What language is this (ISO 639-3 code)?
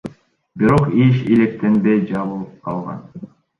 kir